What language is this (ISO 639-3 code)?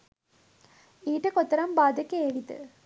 sin